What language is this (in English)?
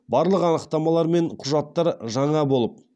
Kazakh